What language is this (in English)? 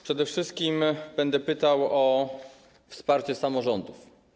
Polish